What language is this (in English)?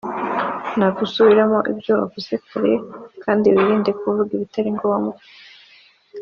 Kinyarwanda